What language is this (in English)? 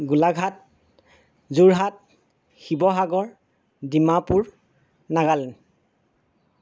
Assamese